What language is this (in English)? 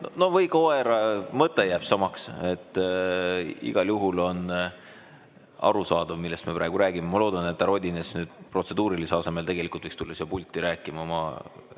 Estonian